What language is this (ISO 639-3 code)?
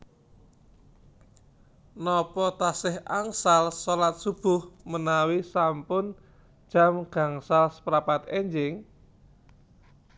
jav